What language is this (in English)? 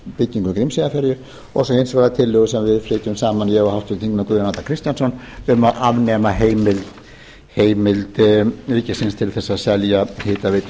Icelandic